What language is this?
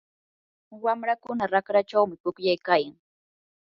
Yanahuanca Pasco Quechua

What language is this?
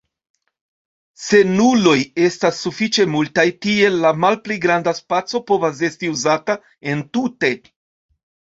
Esperanto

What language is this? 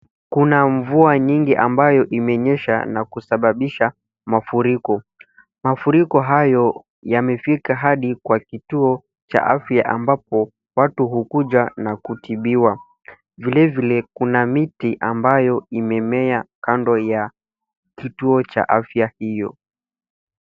Swahili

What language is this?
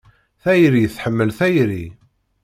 Kabyle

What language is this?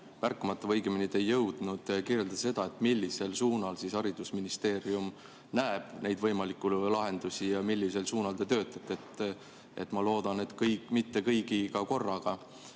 Estonian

